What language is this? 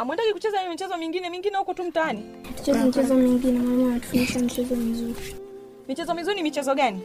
Swahili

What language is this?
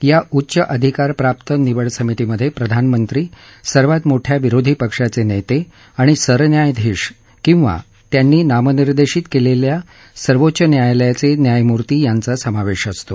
Marathi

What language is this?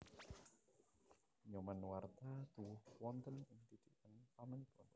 Javanese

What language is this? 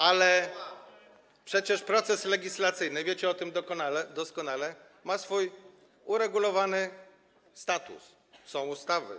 Polish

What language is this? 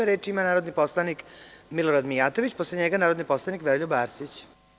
Serbian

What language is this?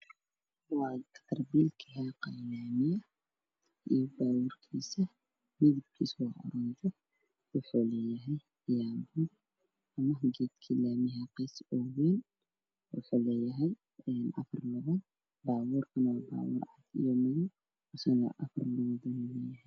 Somali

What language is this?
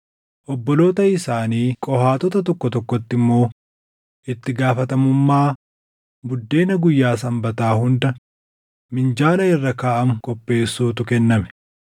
Oromo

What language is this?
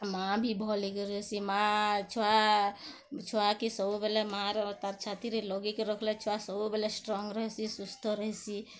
Odia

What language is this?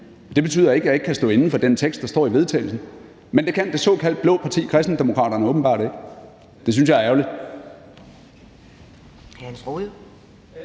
Danish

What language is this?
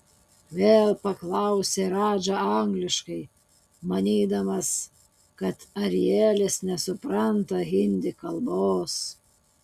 Lithuanian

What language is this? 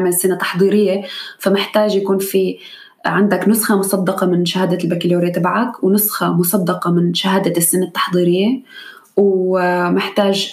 Arabic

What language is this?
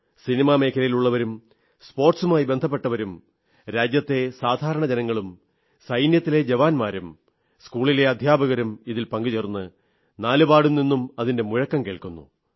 Malayalam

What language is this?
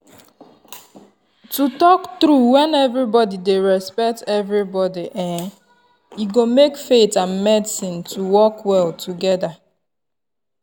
Nigerian Pidgin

